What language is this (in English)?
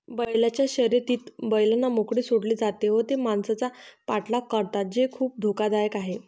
Marathi